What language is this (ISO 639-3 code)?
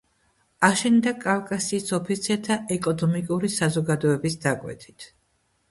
kat